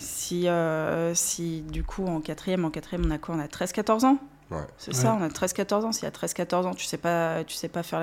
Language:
French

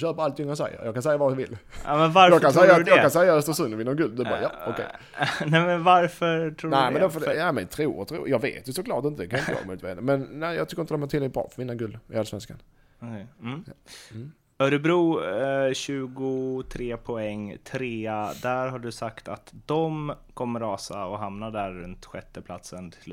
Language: Swedish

